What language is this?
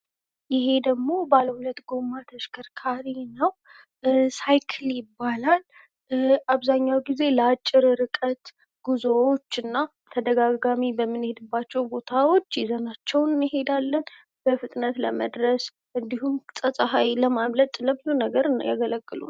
Amharic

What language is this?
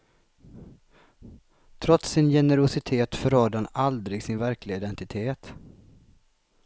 Swedish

